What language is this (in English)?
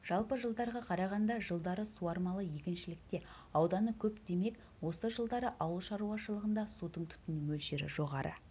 Kazakh